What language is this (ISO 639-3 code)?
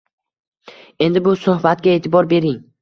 uzb